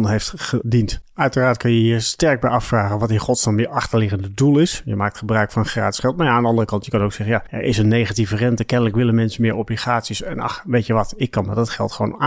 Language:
Dutch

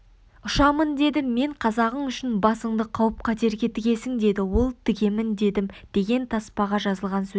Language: Kazakh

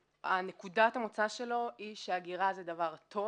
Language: Hebrew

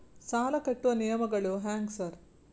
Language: Kannada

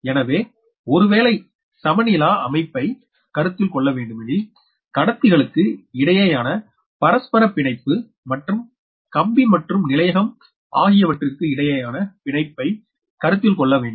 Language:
Tamil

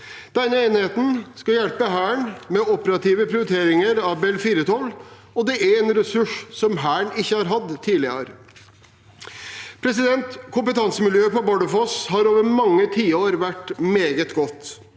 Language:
Norwegian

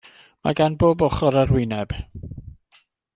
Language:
Welsh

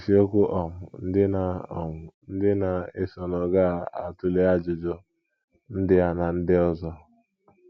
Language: Igbo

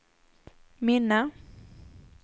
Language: Swedish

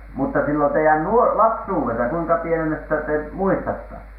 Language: Finnish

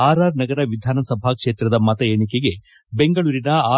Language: Kannada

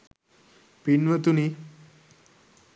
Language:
Sinhala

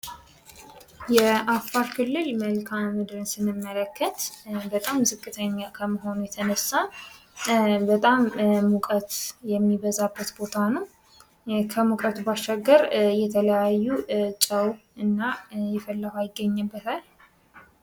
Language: Amharic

